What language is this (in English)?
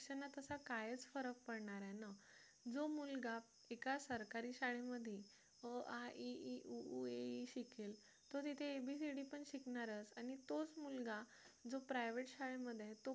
Marathi